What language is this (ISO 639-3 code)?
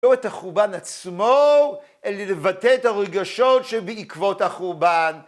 heb